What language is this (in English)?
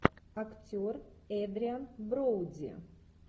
Russian